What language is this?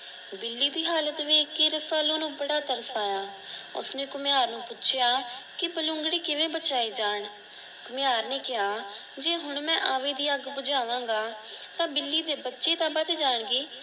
Punjabi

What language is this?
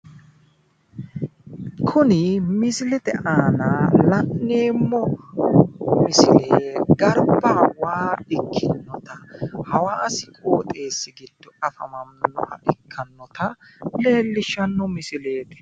Sidamo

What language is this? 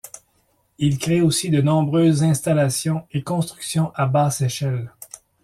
French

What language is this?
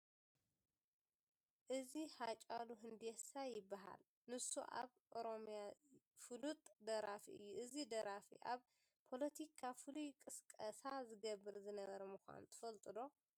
Tigrinya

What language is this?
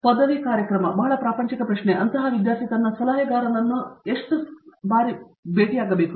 Kannada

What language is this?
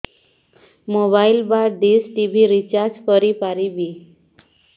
Odia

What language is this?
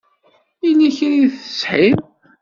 Kabyle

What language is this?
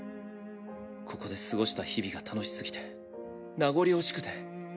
Japanese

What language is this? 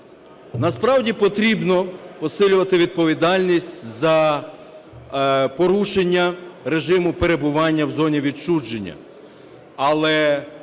Ukrainian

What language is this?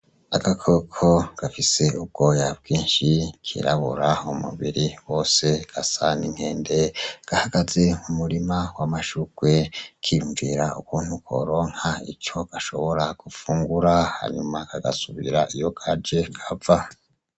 Rundi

